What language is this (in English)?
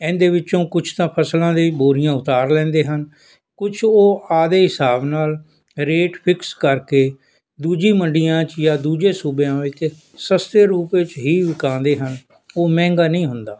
Punjabi